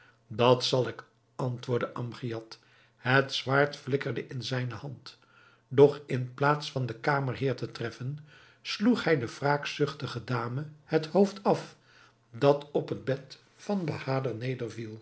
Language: Dutch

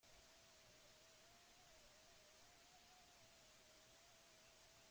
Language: Basque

